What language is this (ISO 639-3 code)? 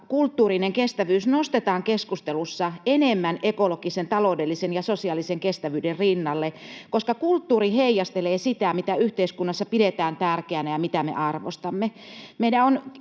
fin